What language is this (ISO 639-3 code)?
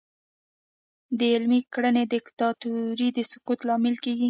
pus